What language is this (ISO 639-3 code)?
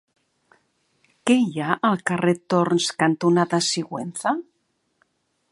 cat